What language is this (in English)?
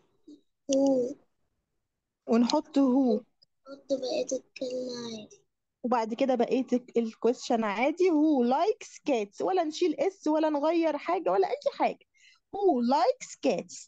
Arabic